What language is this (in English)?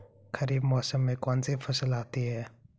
Hindi